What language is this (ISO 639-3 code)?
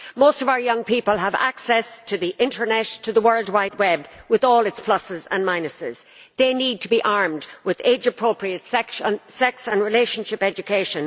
eng